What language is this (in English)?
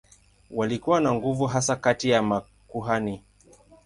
Swahili